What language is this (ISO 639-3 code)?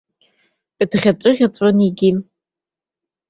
abk